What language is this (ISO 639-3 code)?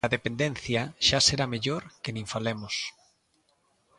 glg